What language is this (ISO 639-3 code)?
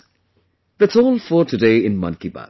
eng